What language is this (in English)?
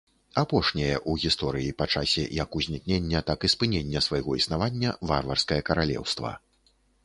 Belarusian